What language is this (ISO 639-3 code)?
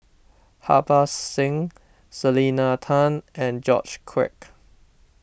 eng